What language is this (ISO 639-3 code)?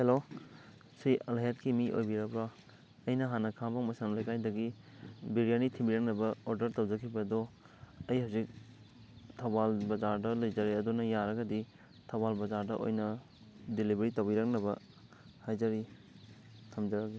mni